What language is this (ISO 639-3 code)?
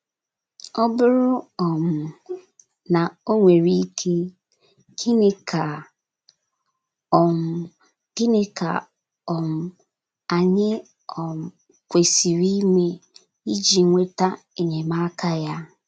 ibo